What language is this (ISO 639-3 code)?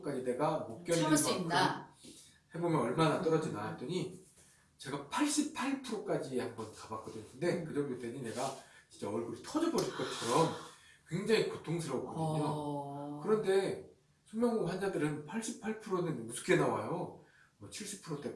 kor